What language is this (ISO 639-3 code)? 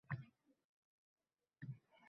uzb